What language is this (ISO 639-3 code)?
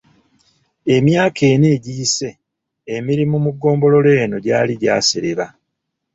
lug